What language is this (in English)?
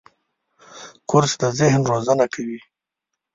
Pashto